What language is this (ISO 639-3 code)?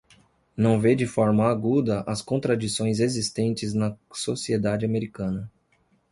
por